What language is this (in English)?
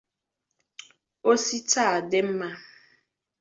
Igbo